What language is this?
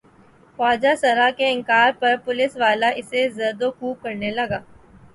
Urdu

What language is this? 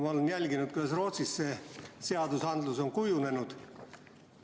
Estonian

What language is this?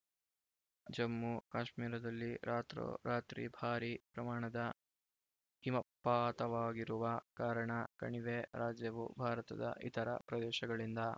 Kannada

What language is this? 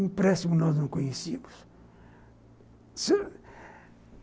Portuguese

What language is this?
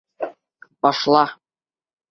Bashkir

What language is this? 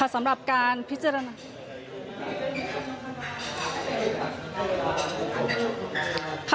Thai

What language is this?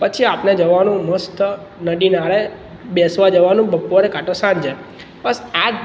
Gujarati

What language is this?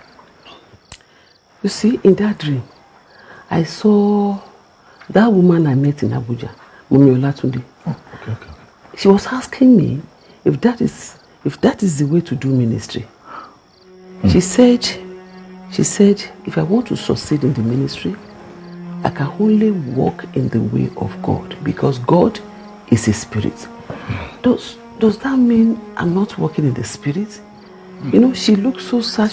English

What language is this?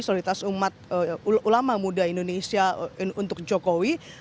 Indonesian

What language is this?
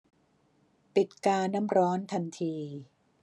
Thai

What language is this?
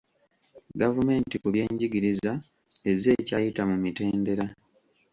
Ganda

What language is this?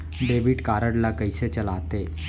Chhattisgarhi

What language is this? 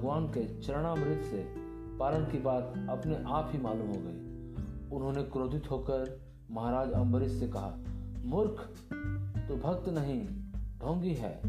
Hindi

